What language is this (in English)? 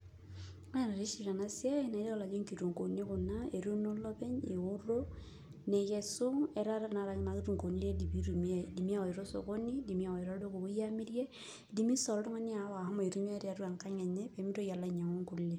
Masai